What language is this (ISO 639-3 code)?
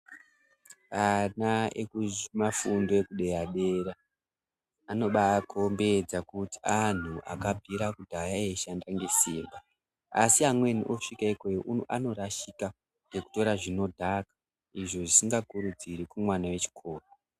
ndc